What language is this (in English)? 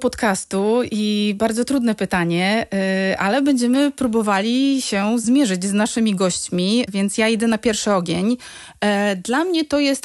Polish